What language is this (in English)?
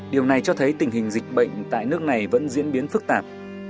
Vietnamese